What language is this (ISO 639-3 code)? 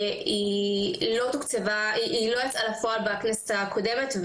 heb